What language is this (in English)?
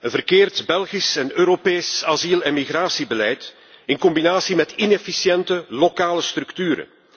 Dutch